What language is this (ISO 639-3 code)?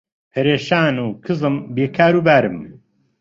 ckb